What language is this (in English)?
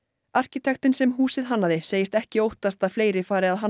Icelandic